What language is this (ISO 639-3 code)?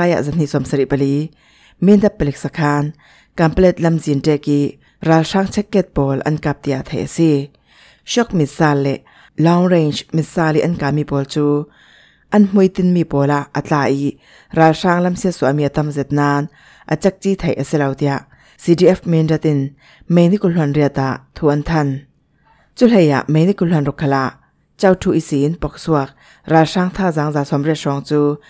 tha